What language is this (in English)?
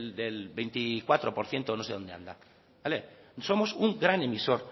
Spanish